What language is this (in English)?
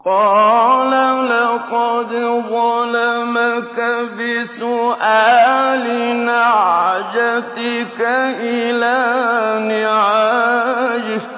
Arabic